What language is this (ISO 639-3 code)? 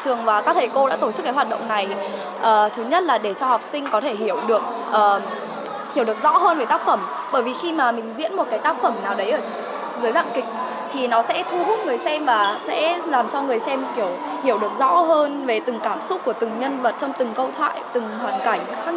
vie